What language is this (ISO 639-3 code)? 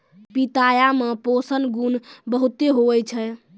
mai